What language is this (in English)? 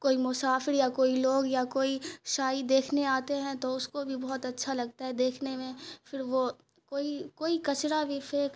Urdu